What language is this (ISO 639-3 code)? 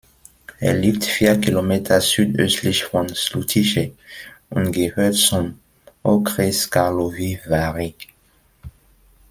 deu